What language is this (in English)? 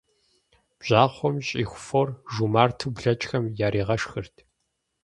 Kabardian